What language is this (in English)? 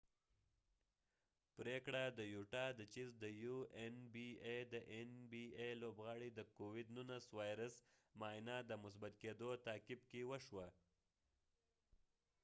Pashto